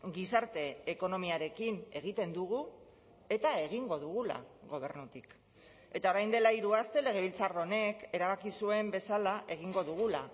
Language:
Basque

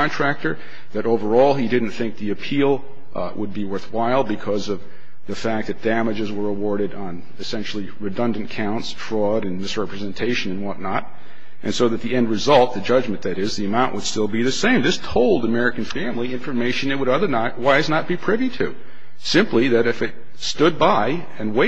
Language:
English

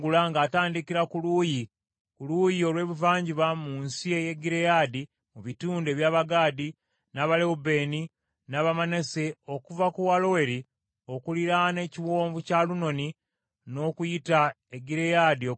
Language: Ganda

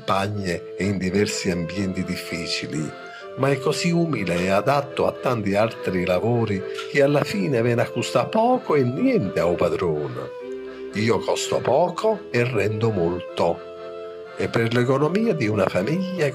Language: Italian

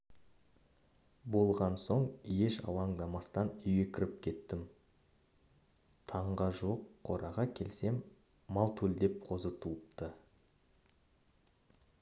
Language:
Kazakh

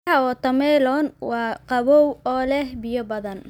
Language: Somali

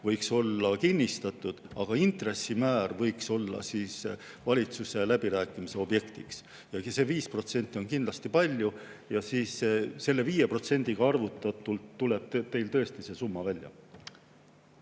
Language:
Estonian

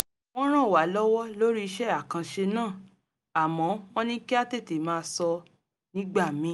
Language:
Yoruba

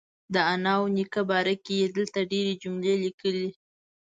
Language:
Pashto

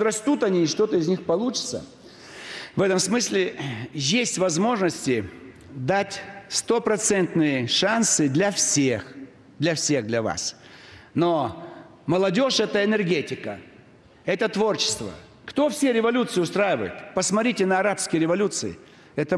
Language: Russian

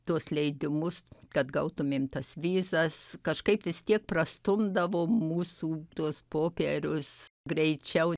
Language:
Lithuanian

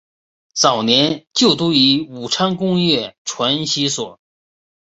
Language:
Chinese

